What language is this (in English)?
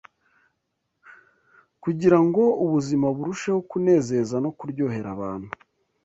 Kinyarwanda